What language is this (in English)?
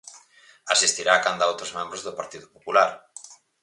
Galician